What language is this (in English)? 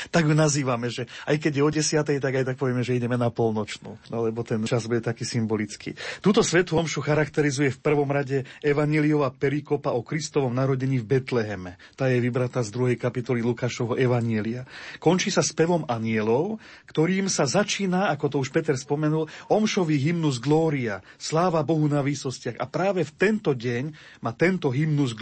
Slovak